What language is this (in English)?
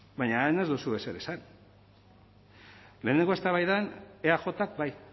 Basque